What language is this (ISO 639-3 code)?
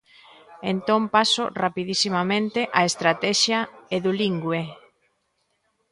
glg